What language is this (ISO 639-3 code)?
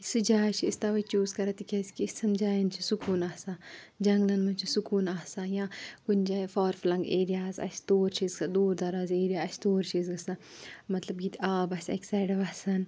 kas